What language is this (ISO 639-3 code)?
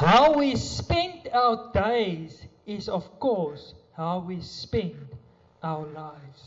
nld